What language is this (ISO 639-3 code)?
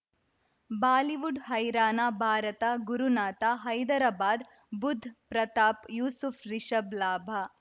kan